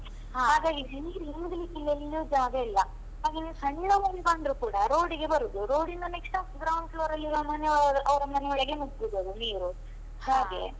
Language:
Kannada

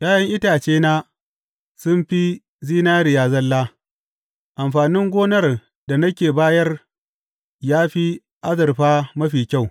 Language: Hausa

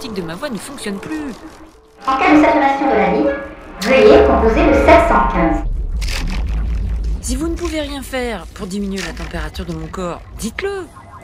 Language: French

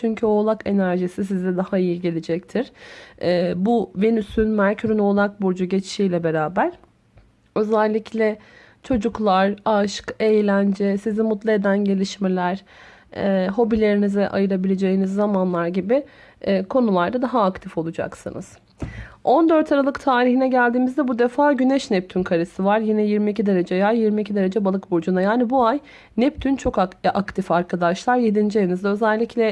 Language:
Turkish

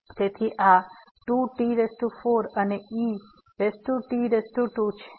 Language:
Gujarati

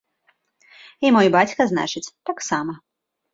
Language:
Belarusian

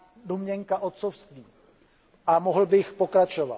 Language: Czech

